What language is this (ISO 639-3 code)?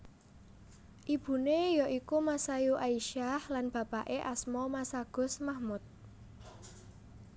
jav